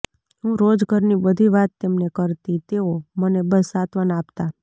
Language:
Gujarati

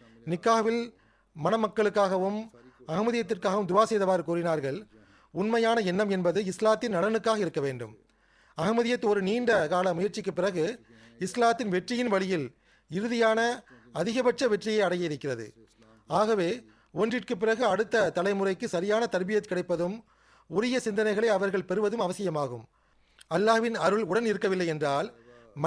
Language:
Tamil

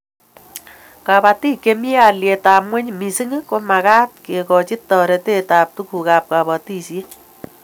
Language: Kalenjin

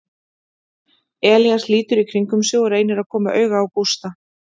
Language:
Icelandic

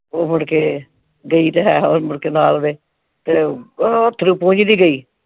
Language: Punjabi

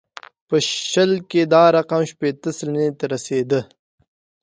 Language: Pashto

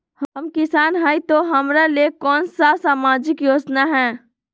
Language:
Magahi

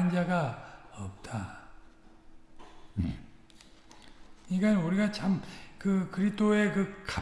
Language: Korean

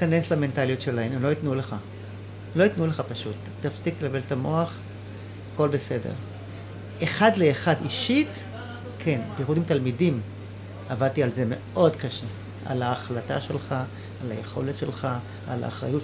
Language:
Hebrew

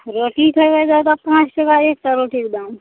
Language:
Maithili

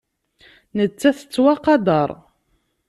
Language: Kabyle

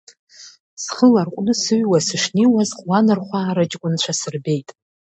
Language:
Abkhazian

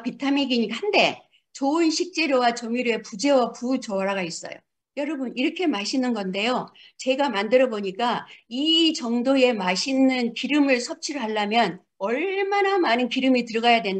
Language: Korean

